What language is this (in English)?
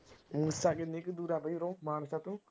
Punjabi